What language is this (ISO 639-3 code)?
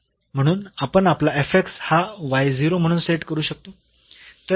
mar